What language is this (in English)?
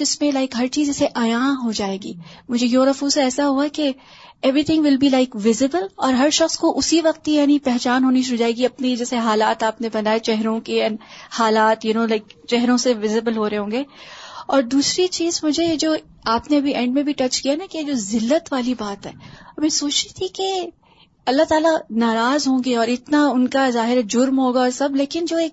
Urdu